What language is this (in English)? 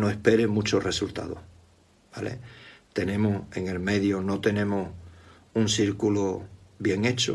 Spanish